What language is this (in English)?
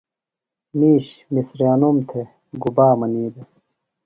Phalura